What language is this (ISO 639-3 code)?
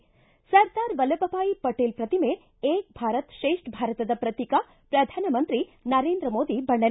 kan